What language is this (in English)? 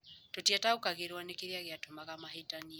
Kikuyu